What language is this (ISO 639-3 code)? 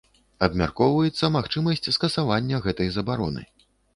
bel